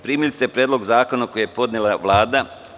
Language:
Serbian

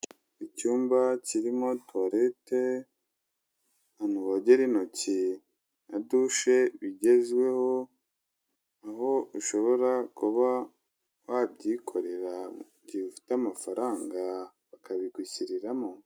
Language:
Kinyarwanda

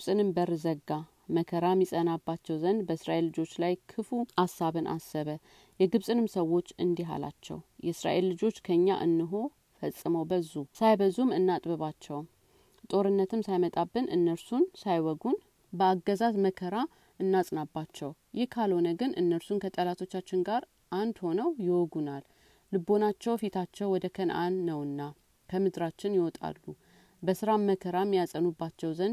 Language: Amharic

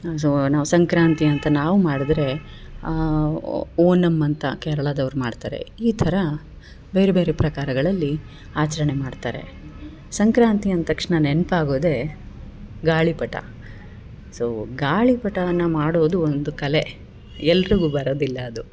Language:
Kannada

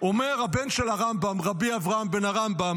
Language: Hebrew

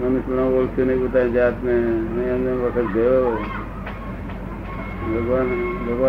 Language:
Gujarati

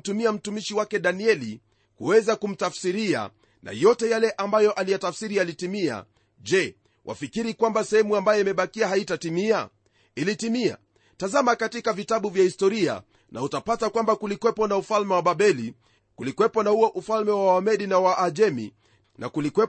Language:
Swahili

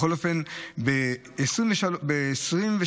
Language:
Hebrew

